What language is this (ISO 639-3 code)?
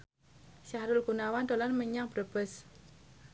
jav